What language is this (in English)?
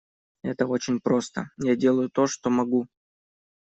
Russian